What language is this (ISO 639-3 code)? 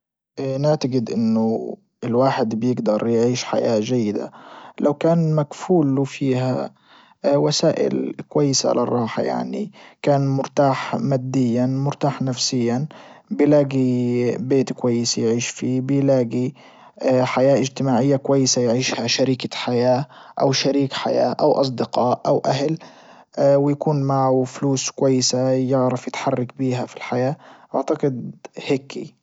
ayl